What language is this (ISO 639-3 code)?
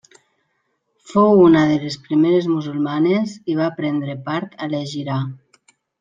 cat